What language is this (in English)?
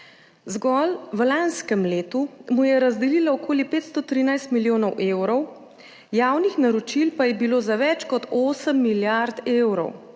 Slovenian